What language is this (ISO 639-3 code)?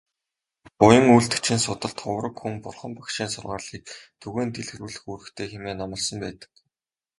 mon